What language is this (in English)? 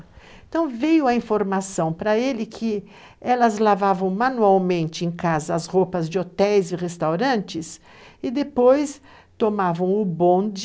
Portuguese